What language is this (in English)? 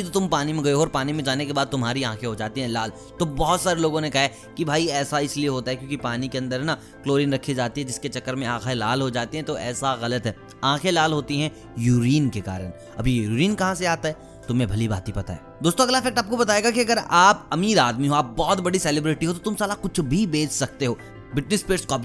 Hindi